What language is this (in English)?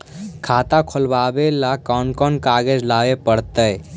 Magahi